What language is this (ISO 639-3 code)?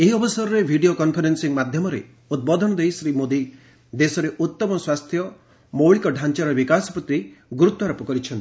ori